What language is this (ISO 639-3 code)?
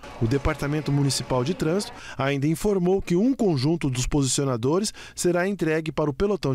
por